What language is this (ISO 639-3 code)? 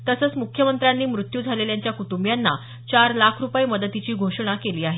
mar